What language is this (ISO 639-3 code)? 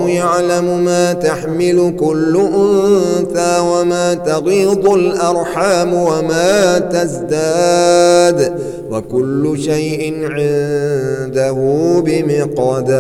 ara